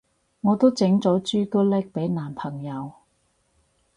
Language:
Cantonese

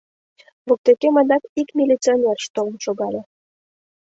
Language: Mari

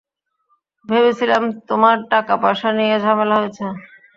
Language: Bangla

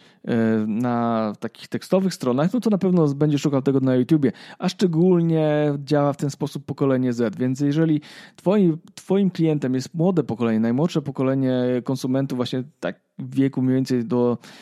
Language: Polish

